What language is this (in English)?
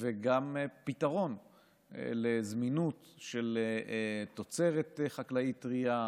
Hebrew